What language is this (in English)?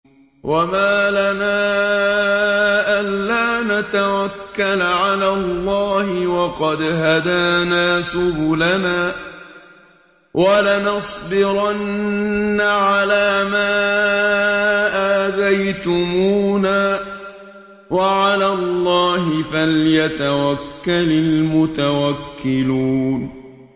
Arabic